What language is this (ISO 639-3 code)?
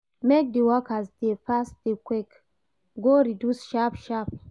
pcm